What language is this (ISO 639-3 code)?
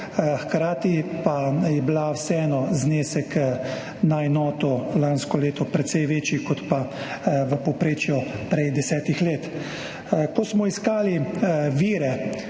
slv